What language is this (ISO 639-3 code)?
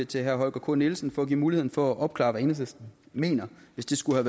dan